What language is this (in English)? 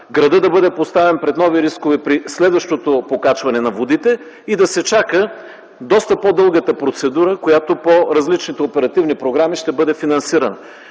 Bulgarian